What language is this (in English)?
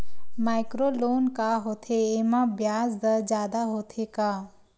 Chhattisgarhi